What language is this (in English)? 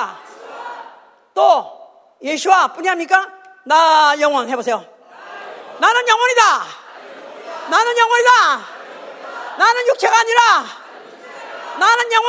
Korean